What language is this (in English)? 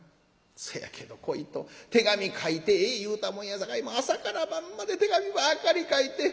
Japanese